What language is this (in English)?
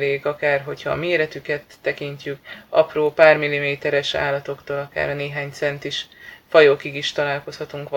Hungarian